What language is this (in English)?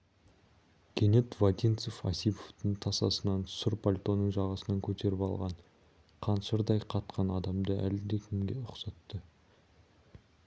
Kazakh